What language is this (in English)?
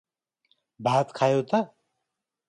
Nepali